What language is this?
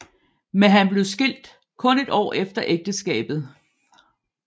Danish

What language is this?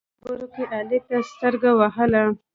Pashto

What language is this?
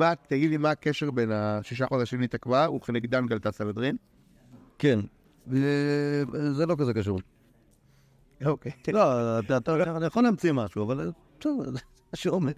Hebrew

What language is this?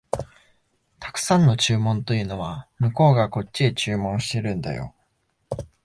Japanese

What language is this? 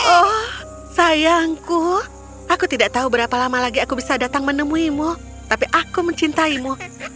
Indonesian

